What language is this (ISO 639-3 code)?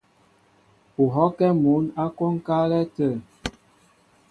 mbo